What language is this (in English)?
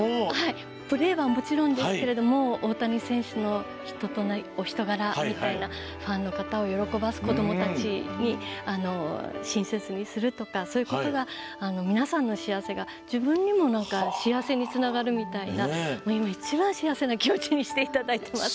Japanese